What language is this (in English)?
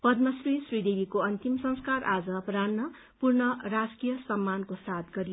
Nepali